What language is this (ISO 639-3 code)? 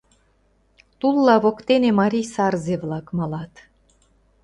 chm